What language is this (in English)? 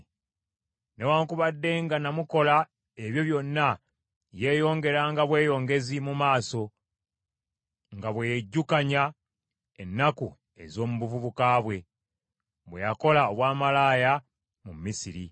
Ganda